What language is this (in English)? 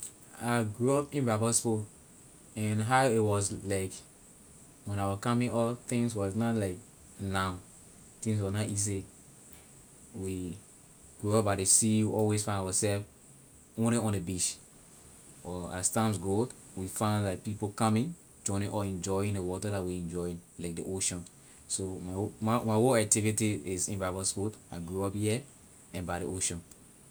Liberian English